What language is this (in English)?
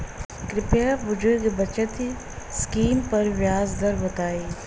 Bhojpuri